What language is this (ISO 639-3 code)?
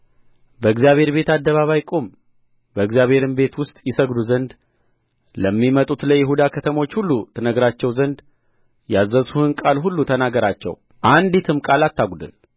amh